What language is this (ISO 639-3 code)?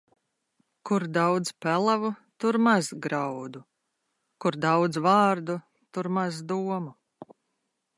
lav